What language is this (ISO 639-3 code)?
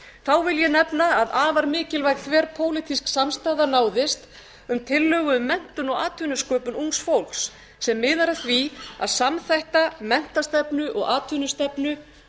isl